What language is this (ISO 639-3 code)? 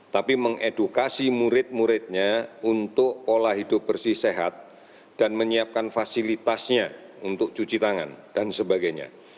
ind